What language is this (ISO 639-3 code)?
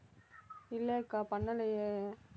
tam